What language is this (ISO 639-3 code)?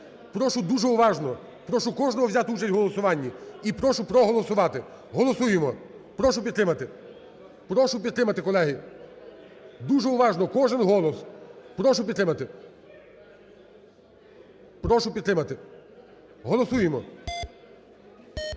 ukr